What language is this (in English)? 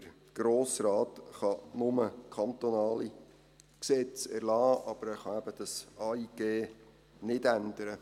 Swiss German